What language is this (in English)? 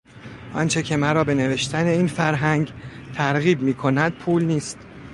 Persian